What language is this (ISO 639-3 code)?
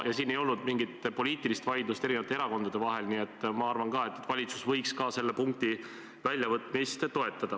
est